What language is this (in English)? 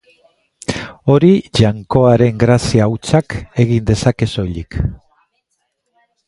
Basque